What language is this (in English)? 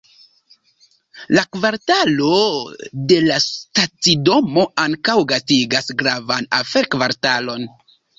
Esperanto